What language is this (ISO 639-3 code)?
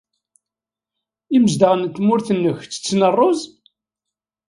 kab